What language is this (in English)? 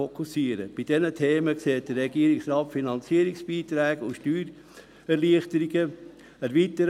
Swiss German